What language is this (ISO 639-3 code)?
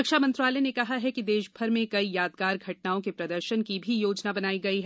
hin